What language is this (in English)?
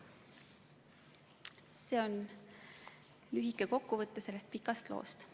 Estonian